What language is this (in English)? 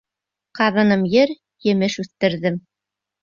Bashkir